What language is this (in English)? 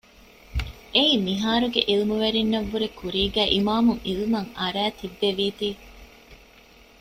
Divehi